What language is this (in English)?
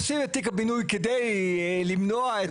Hebrew